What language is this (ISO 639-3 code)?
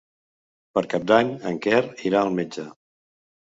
cat